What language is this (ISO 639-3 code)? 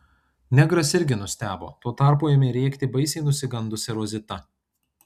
lit